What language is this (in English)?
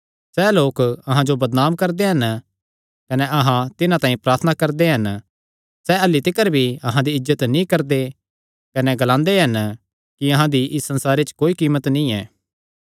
Kangri